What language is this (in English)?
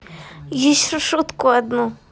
Russian